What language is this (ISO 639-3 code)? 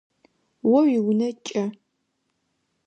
ady